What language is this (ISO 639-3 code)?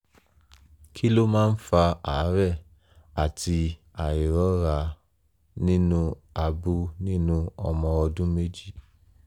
yor